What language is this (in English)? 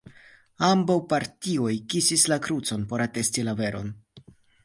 Esperanto